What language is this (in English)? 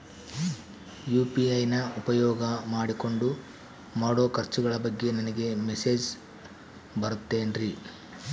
Kannada